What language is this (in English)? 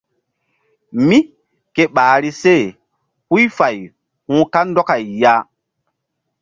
Mbum